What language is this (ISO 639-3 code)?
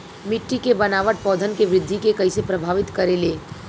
bho